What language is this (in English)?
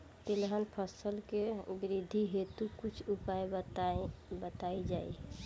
Bhojpuri